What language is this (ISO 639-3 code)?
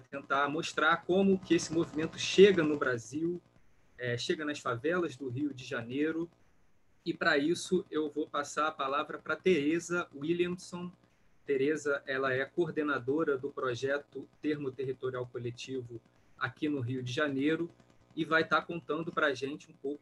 por